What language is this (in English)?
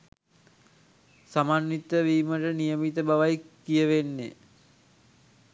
Sinhala